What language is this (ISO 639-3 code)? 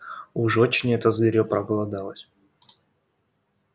rus